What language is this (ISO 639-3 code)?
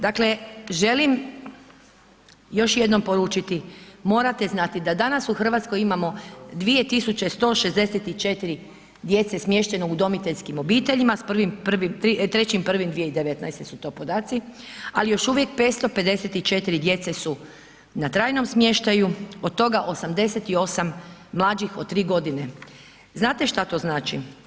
hrv